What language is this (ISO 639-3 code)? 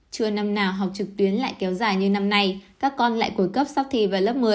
vie